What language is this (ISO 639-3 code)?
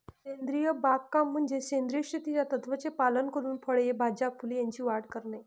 mar